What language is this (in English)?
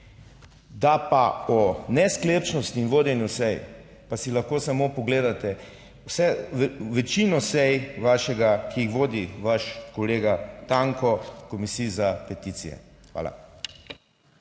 Slovenian